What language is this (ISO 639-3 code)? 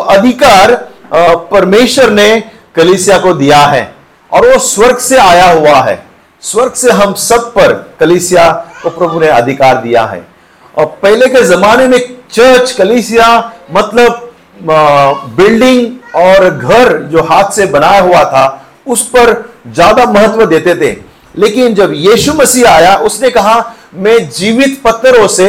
hin